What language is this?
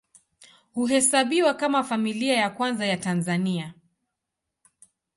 Swahili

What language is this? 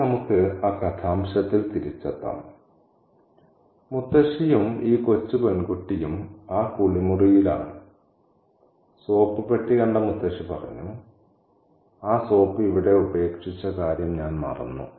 Malayalam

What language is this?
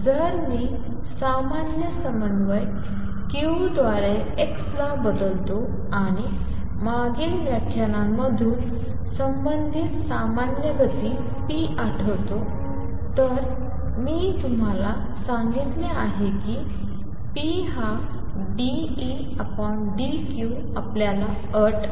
Marathi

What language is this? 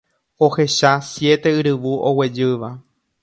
Guarani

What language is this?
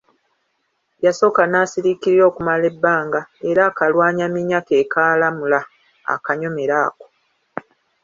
Ganda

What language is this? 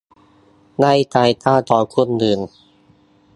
Thai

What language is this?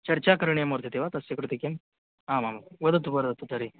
Sanskrit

